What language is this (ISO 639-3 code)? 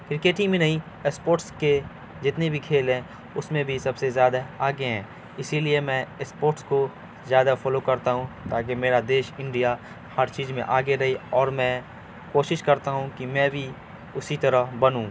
urd